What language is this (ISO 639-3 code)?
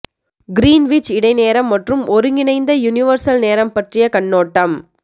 tam